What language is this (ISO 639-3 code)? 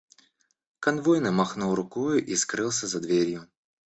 rus